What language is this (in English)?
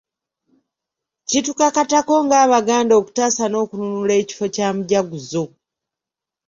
Ganda